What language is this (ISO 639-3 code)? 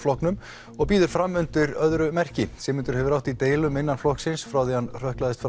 isl